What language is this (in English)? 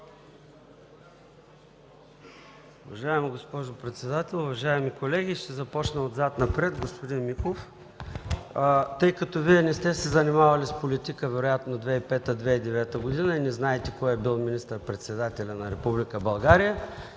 Bulgarian